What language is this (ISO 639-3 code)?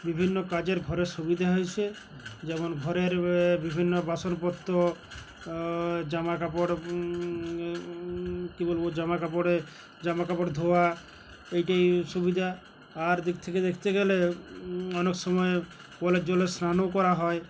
ben